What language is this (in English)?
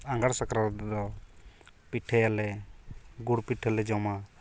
Santali